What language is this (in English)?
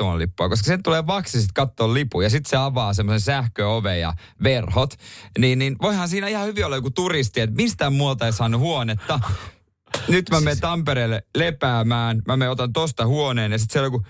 Finnish